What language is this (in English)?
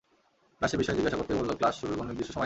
Bangla